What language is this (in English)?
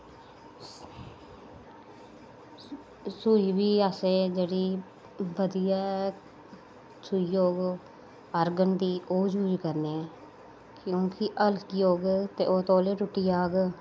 Dogri